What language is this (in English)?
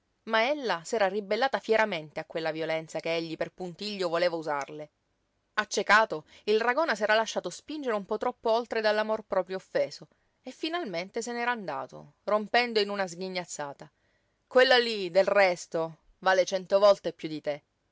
Italian